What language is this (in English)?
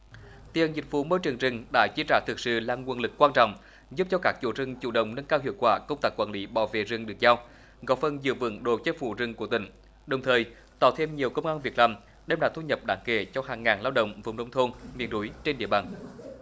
Vietnamese